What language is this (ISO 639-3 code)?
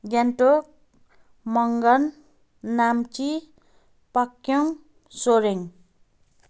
nep